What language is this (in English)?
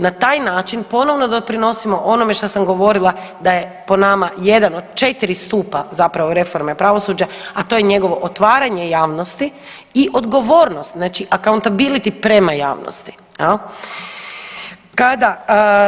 Croatian